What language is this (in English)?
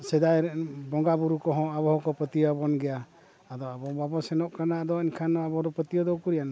Santali